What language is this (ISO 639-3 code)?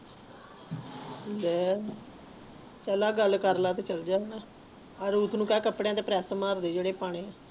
pan